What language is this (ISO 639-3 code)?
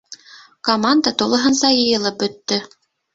bak